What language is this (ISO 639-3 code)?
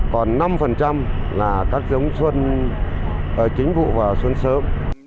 vie